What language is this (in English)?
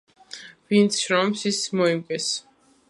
Georgian